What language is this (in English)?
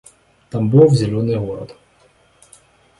Russian